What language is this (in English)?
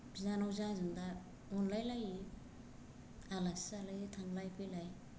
Bodo